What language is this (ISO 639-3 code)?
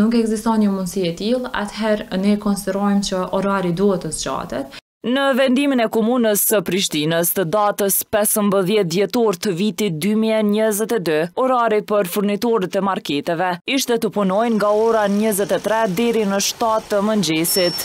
ron